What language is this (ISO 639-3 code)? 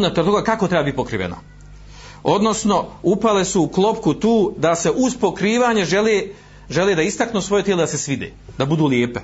hrv